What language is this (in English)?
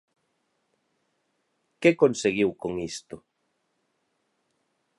Galician